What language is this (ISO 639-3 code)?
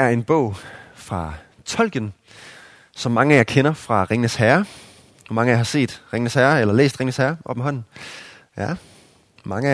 dan